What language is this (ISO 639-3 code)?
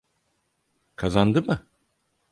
tur